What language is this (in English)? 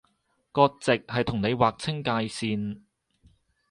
Cantonese